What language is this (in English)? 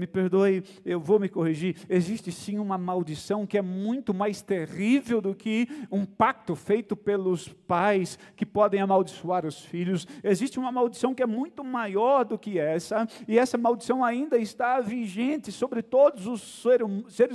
Portuguese